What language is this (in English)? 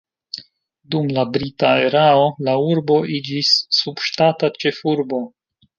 Esperanto